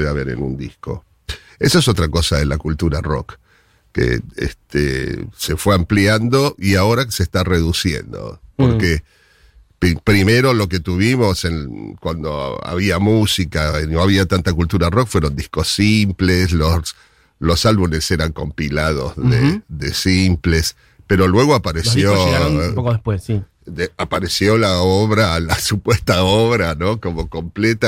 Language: Spanish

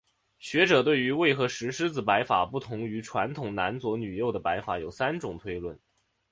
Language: Chinese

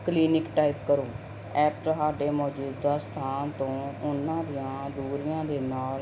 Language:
Punjabi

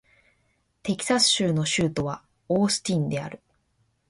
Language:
Japanese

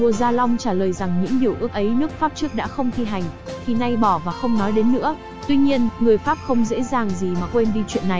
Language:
Vietnamese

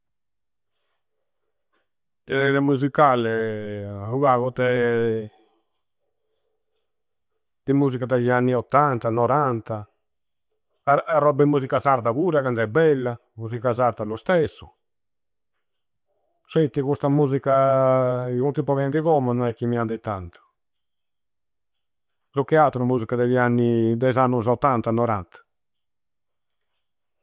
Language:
Campidanese Sardinian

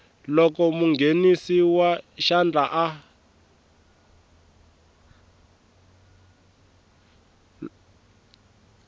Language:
Tsonga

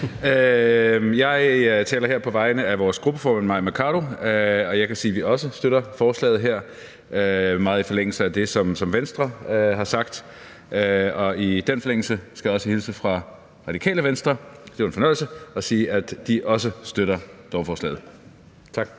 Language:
Danish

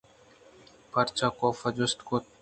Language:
Eastern Balochi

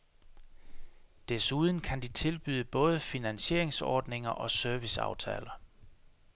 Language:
Danish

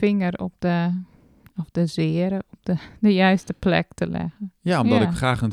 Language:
Dutch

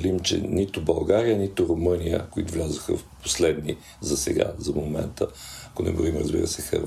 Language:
Bulgarian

